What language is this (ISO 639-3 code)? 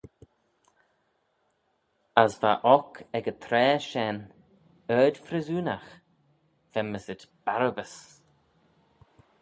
glv